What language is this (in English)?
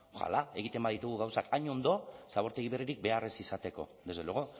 Basque